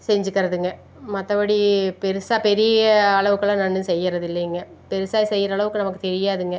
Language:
Tamil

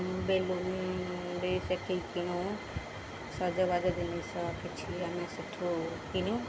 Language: Odia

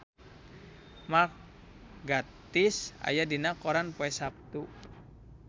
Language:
Sundanese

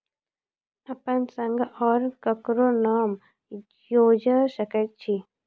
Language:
Maithili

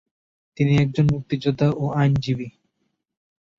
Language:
Bangla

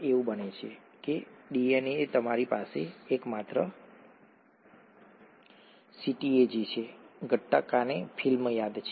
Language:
Gujarati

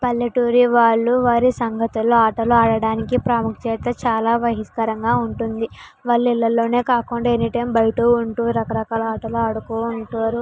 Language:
Telugu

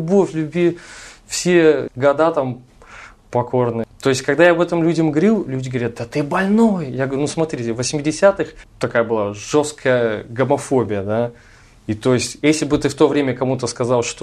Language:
Russian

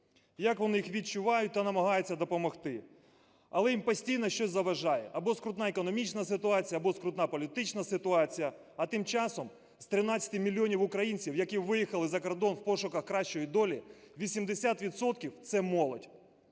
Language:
Ukrainian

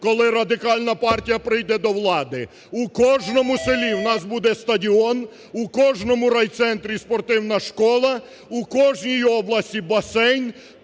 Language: Ukrainian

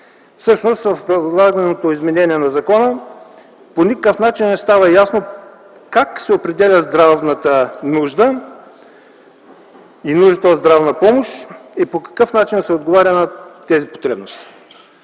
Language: Bulgarian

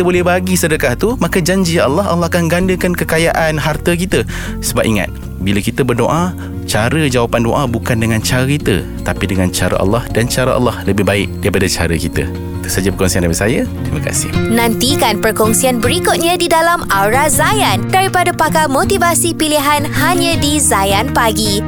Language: Malay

